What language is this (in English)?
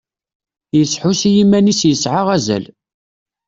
Kabyle